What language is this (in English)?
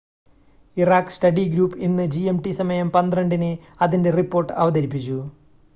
Malayalam